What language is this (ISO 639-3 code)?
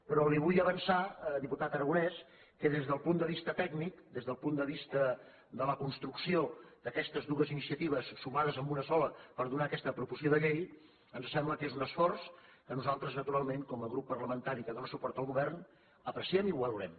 cat